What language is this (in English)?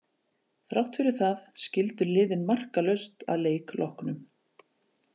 Icelandic